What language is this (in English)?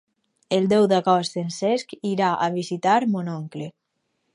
Catalan